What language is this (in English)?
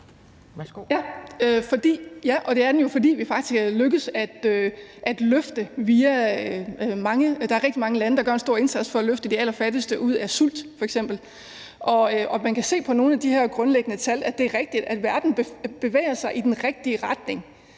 Danish